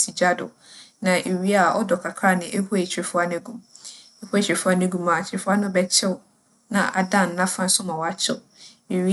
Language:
Akan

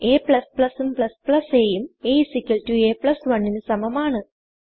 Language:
Malayalam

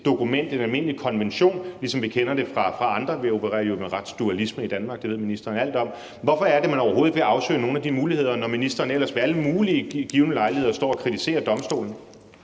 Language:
Danish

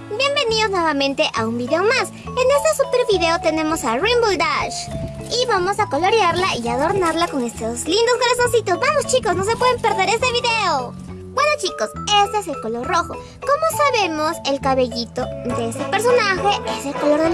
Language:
Spanish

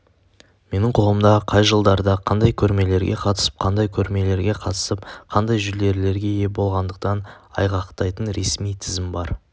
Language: Kazakh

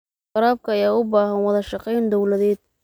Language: Somali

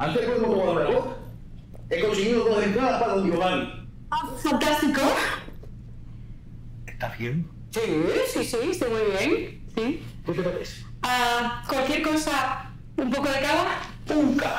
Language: Spanish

